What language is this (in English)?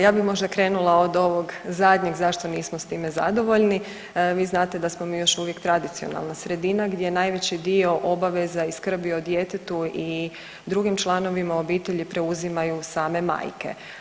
Croatian